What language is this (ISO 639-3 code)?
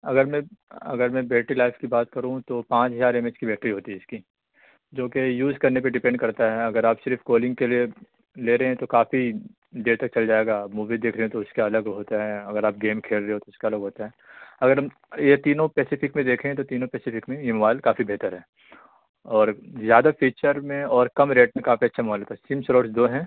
urd